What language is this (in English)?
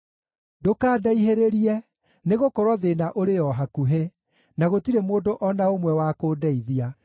Kikuyu